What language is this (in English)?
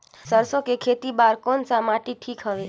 Chhattisgarhi